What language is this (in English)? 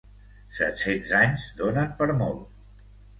Catalan